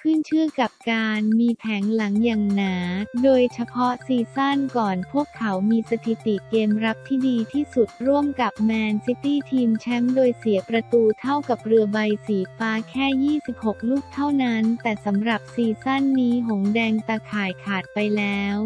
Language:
Thai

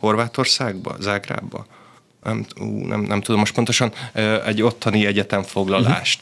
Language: Hungarian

